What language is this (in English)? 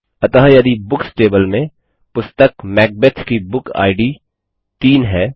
Hindi